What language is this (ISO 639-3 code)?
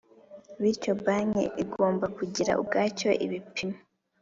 kin